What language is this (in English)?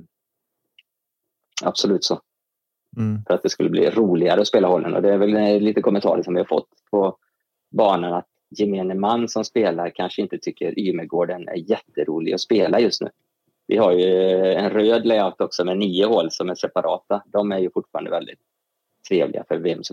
Swedish